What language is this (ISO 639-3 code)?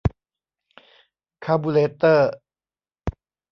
tha